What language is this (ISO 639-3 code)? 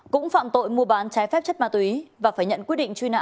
vie